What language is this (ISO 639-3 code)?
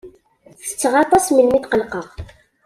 kab